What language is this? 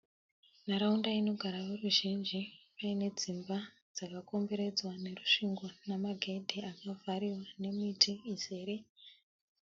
Shona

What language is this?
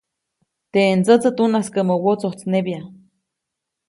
Copainalá Zoque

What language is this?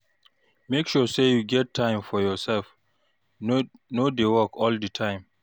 Nigerian Pidgin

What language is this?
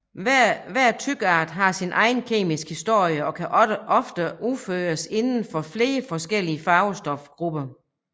Danish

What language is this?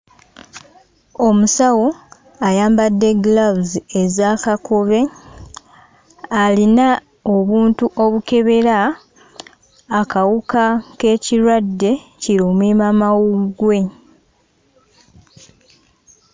Ganda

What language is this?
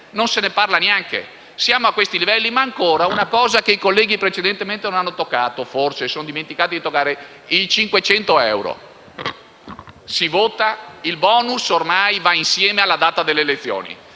Italian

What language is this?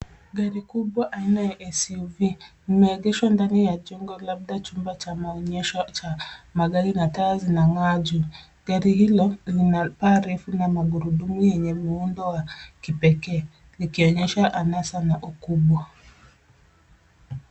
Swahili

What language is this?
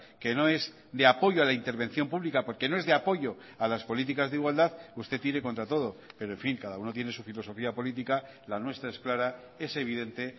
Spanish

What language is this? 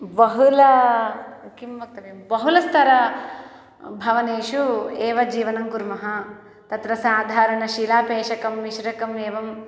Sanskrit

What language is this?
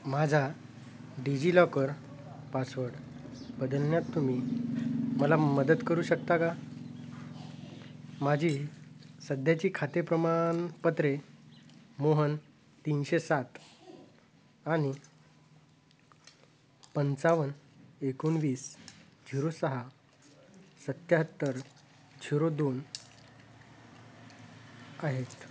Marathi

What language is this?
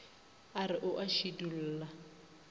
Northern Sotho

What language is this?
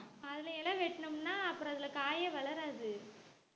Tamil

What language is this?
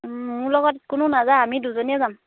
Assamese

